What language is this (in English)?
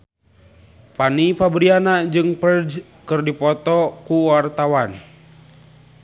Sundanese